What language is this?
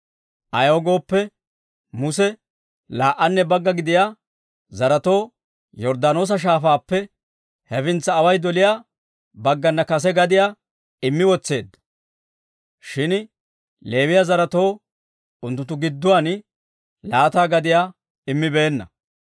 Dawro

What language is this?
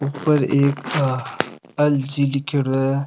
Rajasthani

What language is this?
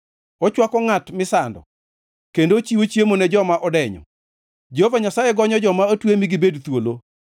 Luo (Kenya and Tanzania)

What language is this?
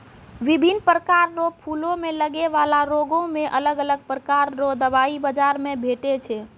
Maithili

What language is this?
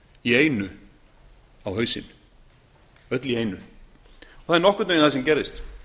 Icelandic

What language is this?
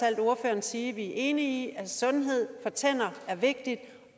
Danish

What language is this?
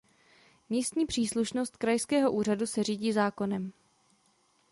Czech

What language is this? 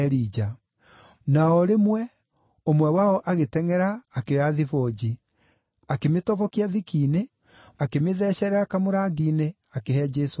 Kikuyu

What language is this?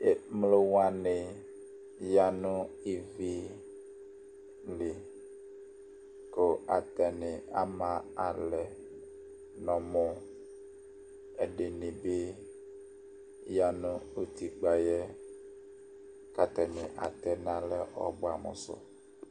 Ikposo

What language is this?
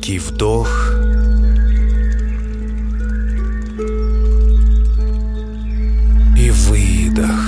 Russian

